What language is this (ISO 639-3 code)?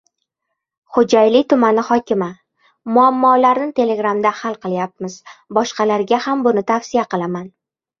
uzb